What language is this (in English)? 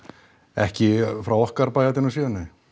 Icelandic